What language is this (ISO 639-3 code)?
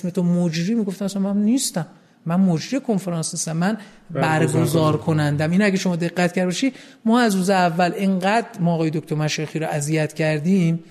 fas